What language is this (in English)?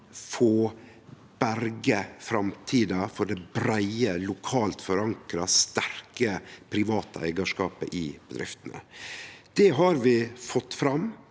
Norwegian